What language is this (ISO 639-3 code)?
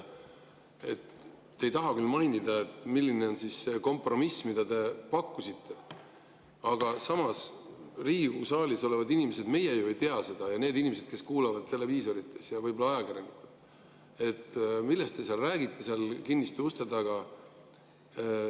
est